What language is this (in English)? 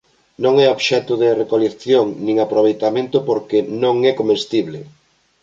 Galician